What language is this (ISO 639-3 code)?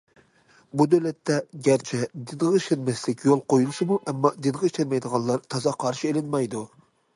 uig